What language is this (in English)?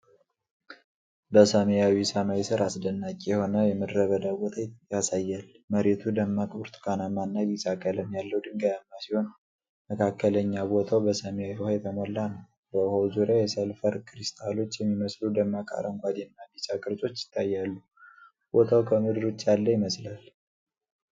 Amharic